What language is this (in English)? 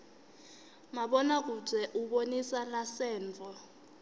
Swati